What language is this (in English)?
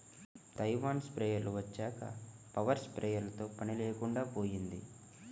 Telugu